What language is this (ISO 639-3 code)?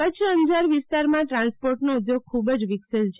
guj